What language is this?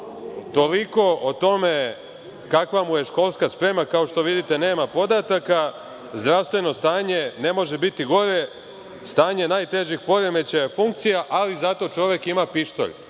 Serbian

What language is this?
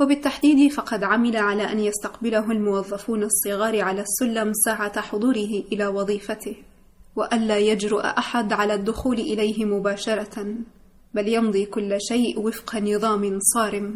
Arabic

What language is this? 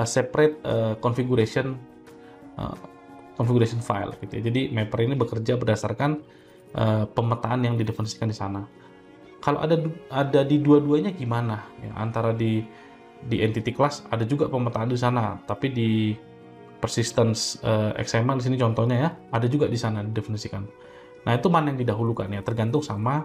Indonesian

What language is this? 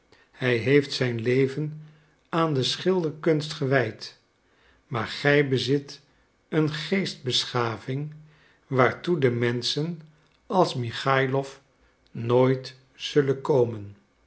Dutch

